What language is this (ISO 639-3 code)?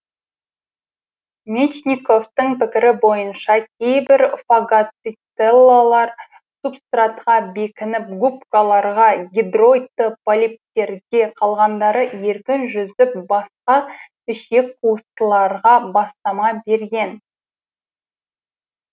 kaz